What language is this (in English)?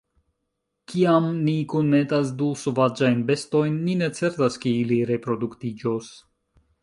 Esperanto